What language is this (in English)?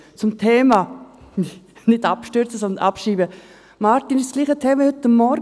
Swiss German